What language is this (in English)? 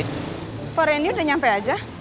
Indonesian